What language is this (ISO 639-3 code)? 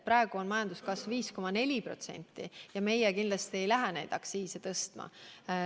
est